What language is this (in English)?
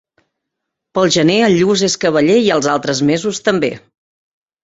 Catalan